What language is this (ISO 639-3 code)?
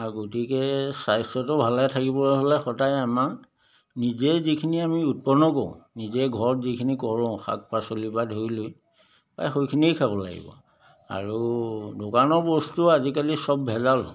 asm